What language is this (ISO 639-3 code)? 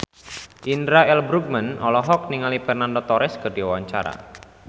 sun